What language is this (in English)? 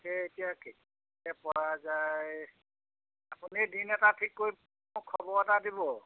Assamese